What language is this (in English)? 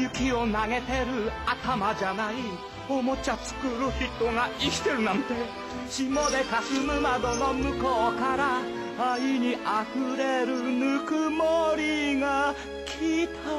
Japanese